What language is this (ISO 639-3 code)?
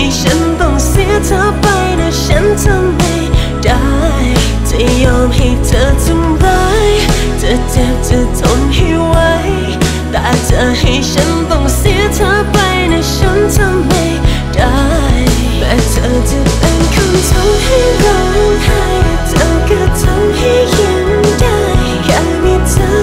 tha